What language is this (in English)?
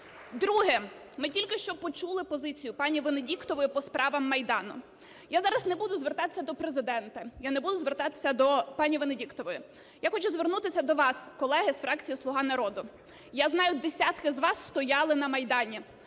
Ukrainian